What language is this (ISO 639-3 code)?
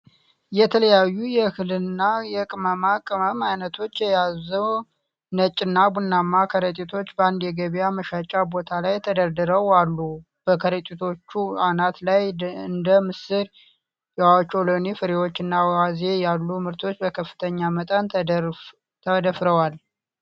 amh